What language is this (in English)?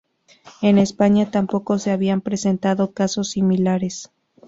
Spanish